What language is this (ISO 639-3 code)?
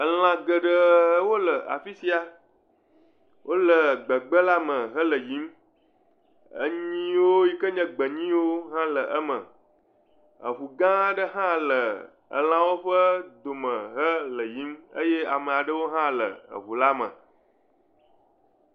ewe